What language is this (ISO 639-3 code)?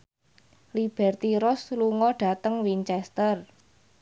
jav